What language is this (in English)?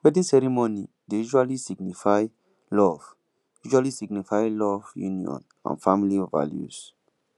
Nigerian Pidgin